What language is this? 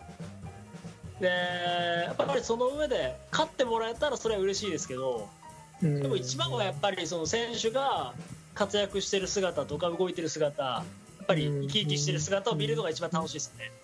Japanese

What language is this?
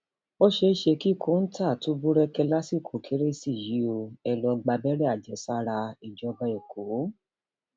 Yoruba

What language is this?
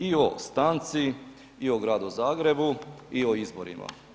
Croatian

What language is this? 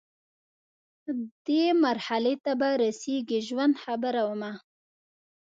Pashto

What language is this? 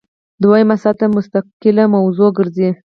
Pashto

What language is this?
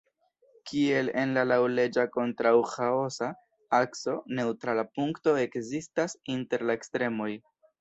Esperanto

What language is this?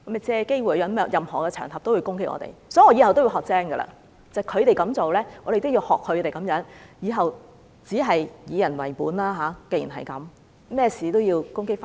Cantonese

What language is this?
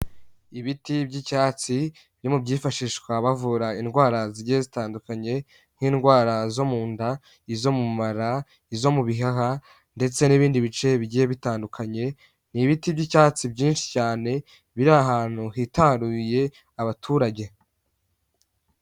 Kinyarwanda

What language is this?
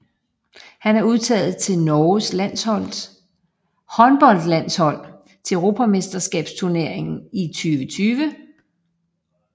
Danish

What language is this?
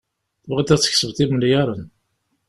Kabyle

